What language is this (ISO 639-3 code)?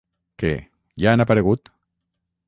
cat